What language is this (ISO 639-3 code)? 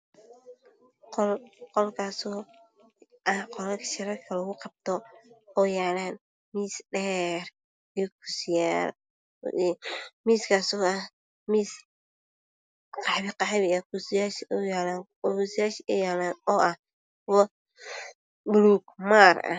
som